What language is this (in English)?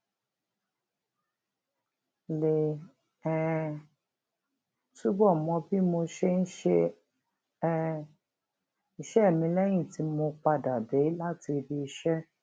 Yoruba